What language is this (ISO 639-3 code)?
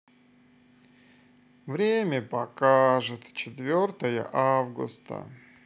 rus